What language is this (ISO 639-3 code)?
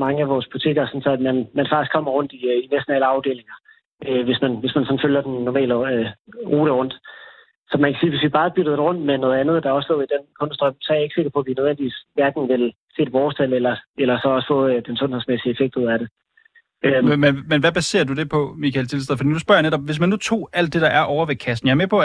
dan